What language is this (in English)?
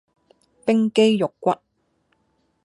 Cantonese